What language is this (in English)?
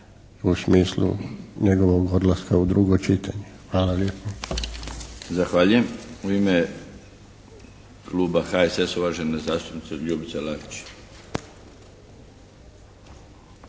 Croatian